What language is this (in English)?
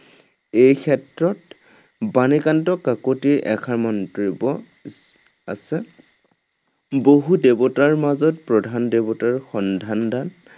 Assamese